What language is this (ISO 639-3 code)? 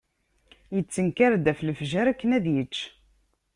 kab